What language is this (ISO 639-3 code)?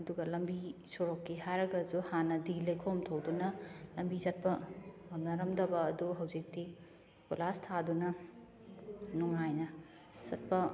mni